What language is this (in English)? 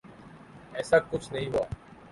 Urdu